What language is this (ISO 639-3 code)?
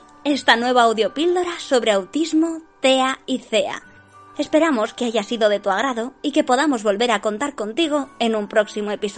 spa